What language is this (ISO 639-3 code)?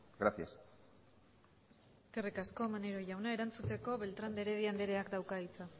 eus